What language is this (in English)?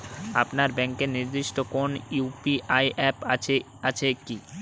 Bangla